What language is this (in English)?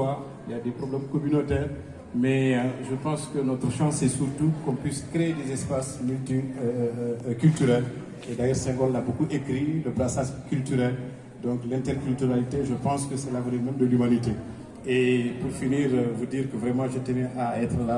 French